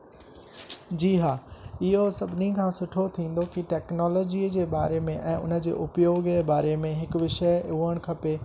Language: Sindhi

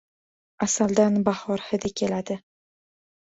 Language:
Uzbek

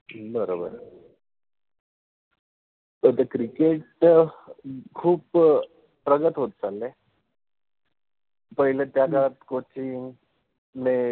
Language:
Marathi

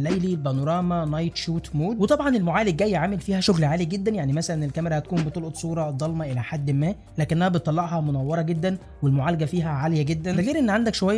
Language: Arabic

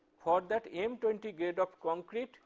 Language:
English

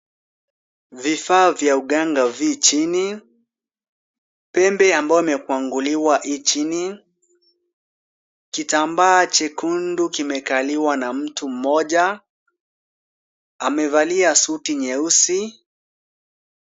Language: Swahili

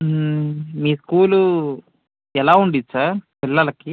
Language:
Telugu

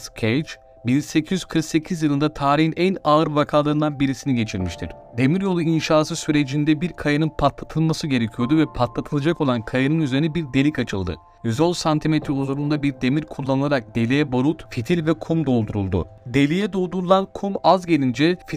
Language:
Turkish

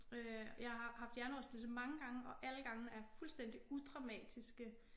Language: Danish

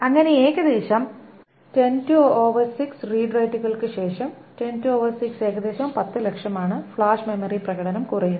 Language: Malayalam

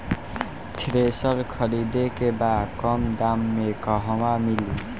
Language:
Bhojpuri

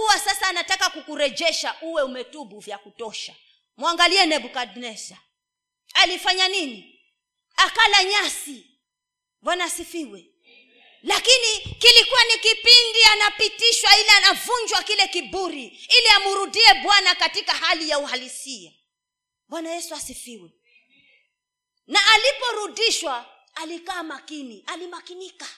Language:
Swahili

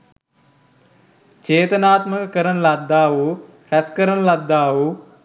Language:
Sinhala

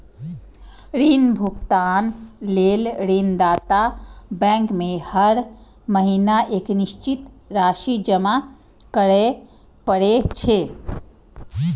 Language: Maithili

